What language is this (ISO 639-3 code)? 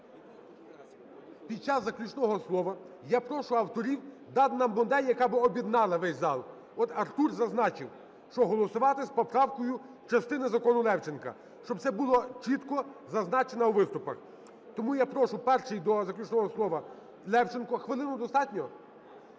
ukr